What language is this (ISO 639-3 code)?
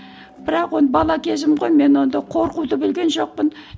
kaz